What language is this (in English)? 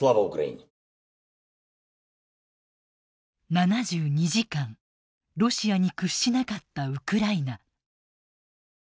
Japanese